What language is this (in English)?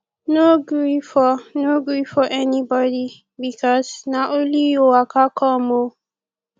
Nigerian Pidgin